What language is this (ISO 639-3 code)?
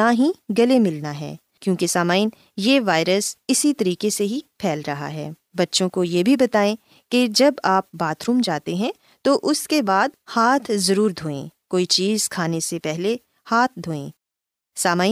urd